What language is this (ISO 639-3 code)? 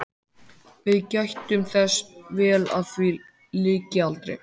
isl